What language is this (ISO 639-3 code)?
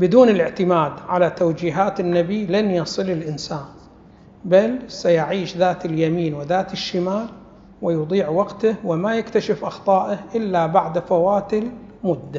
ara